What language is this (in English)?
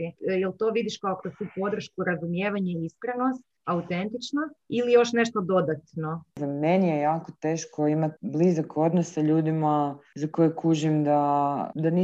Croatian